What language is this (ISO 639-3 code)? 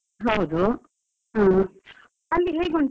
kan